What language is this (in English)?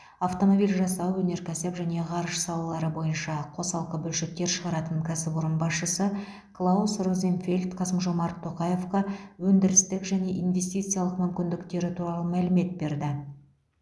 Kazakh